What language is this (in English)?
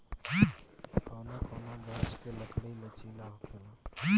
Bhojpuri